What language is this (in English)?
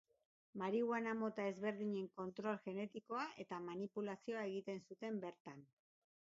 Basque